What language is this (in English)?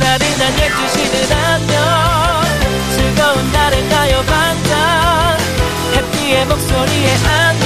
Korean